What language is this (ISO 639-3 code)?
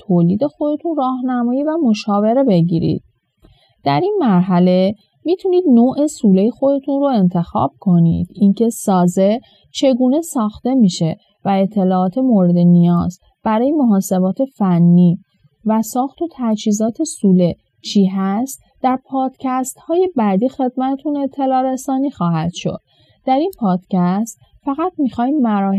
fas